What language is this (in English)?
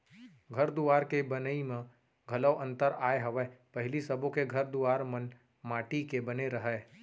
Chhattisgarhi